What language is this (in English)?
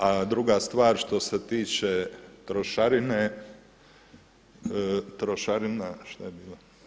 Croatian